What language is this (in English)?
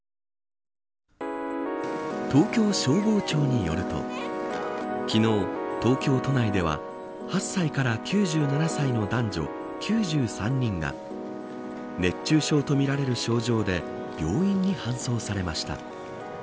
Japanese